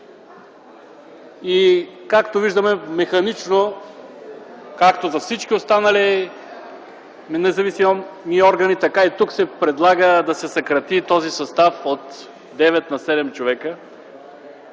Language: Bulgarian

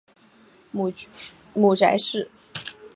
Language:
Chinese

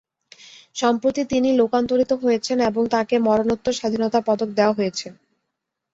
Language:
Bangla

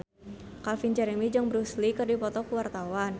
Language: Sundanese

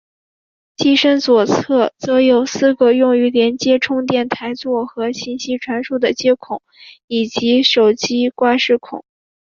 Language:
Chinese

